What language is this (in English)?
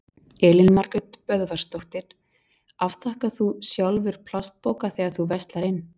Icelandic